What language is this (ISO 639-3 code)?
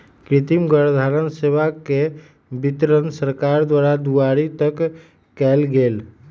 mag